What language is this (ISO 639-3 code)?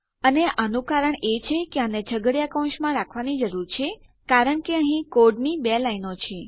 guj